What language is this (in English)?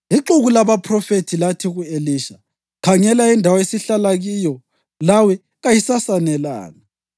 North Ndebele